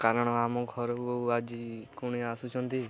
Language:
Odia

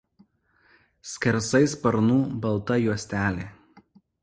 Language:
Lithuanian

